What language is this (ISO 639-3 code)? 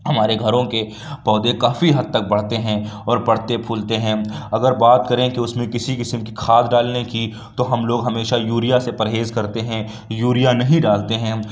urd